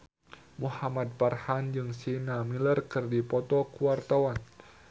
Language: Sundanese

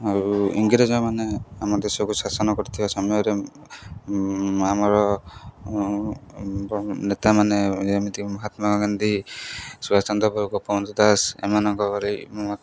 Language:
Odia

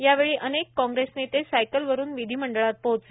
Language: Marathi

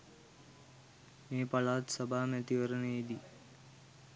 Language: Sinhala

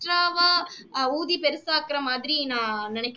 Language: Tamil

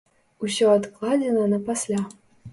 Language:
Belarusian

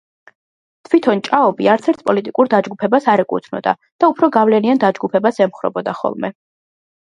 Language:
Georgian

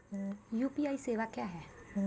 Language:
Maithili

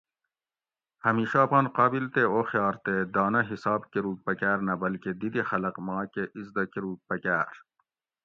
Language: Gawri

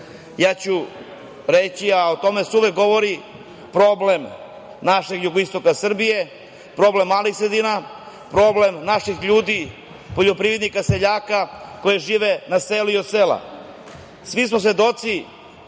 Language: Serbian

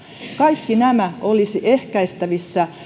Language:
Finnish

